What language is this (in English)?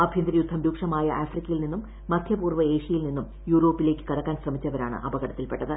Malayalam